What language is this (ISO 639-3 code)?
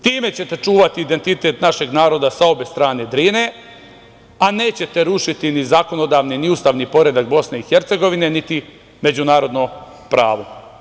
srp